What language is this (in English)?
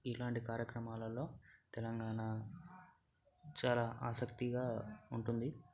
Telugu